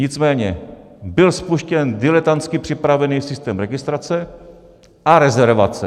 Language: Czech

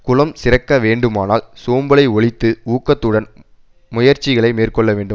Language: Tamil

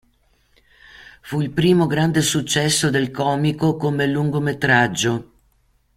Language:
Italian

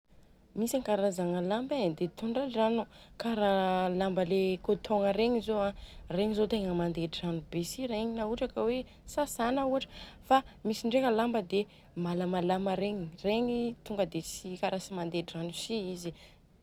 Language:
Southern Betsimisaraka Malagasy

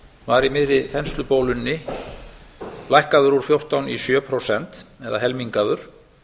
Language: Icelandic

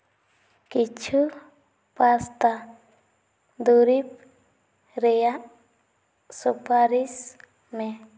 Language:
Santali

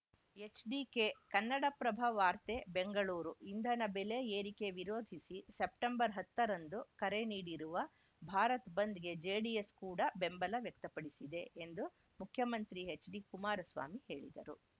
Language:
Kannada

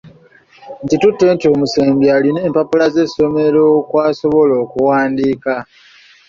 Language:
Ganda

